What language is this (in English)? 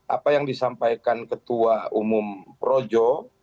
Indonesian